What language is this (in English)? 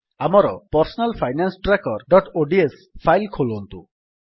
Odia